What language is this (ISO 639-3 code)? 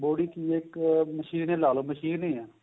pan